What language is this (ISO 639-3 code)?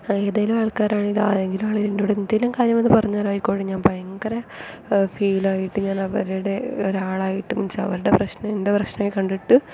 mal